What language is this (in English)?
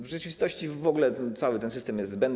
Polish